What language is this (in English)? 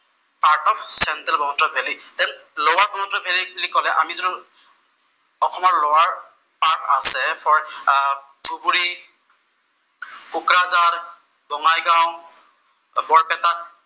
Assamese